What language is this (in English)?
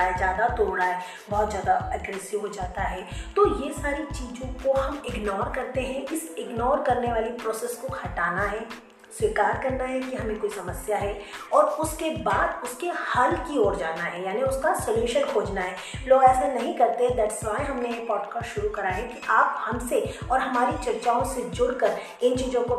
Hindi